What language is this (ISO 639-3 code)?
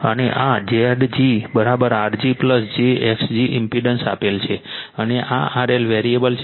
guj